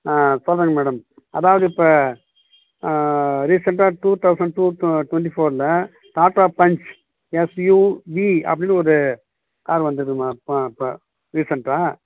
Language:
Tamil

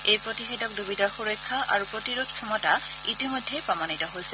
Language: Assamese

